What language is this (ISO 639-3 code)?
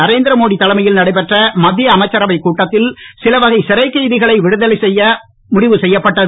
tam